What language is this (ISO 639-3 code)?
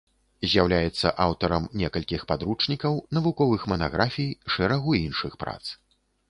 bel